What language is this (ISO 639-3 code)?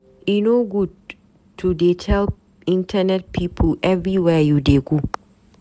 pcm